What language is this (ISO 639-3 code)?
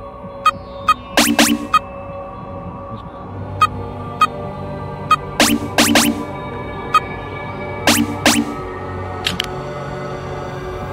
tur